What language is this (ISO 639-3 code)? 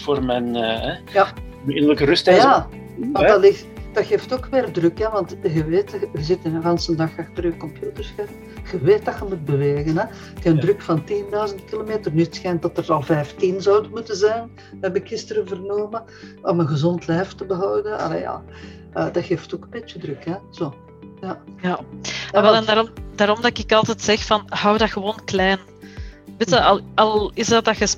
nld